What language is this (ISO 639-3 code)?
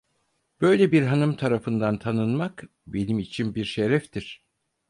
tur